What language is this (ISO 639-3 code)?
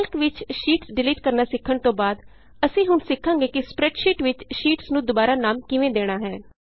pan